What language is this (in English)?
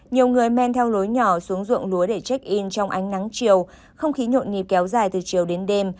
Vietnamese